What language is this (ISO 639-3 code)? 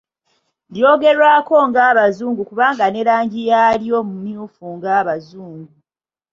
lug